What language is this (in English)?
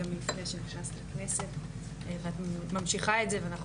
Hebrew